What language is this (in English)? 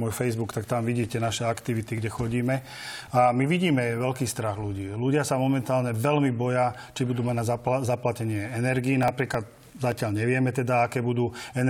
Slovak